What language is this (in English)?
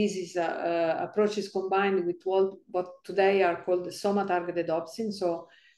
English